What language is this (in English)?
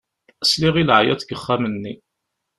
Kabyle